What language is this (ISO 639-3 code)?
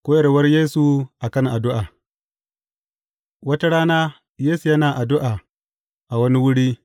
hau